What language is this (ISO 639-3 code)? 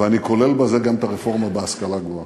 heb